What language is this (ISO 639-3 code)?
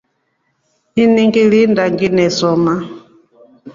rof